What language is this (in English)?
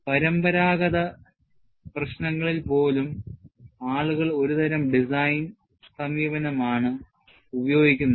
Malayalam